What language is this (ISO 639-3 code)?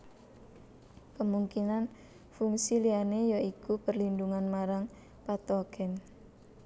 jav